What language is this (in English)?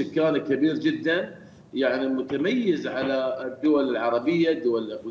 Arabic